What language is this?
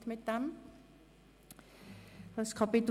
Swiss German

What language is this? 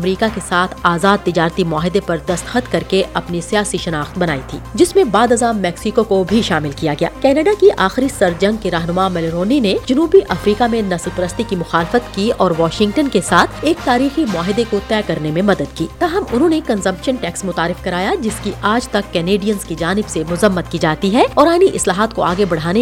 Urdu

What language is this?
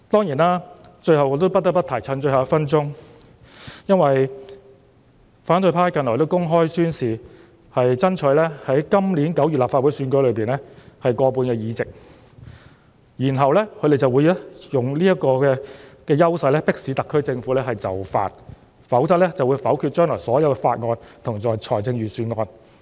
Cantonese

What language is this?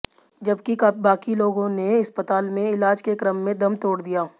Hindi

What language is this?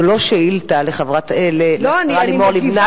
Hebrew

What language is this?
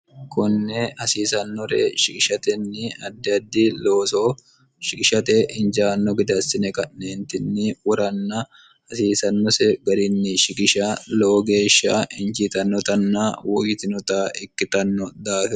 Sidamo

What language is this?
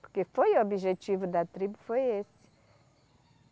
Portuguese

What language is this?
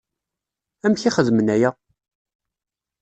Kabyle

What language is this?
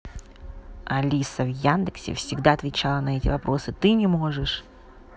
Russian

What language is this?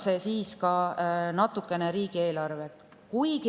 Estonian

